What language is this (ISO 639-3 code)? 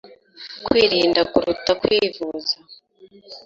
kin